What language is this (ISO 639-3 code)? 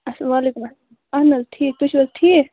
kas